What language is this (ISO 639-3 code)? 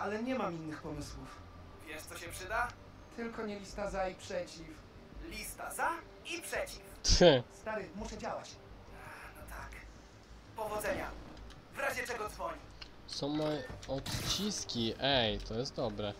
pol